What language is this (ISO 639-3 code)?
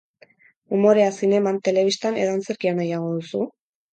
eus